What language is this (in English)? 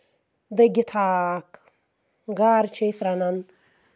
Kashmiri